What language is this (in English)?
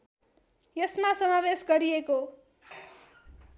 Nepali